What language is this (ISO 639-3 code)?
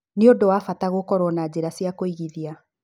kik